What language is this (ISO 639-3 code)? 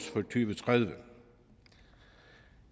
dan